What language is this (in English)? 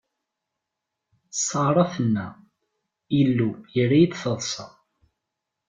Kabyle